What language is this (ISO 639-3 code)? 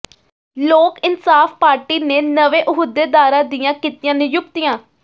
pan